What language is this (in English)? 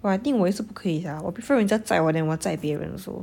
English